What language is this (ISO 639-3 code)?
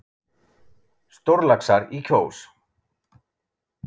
isl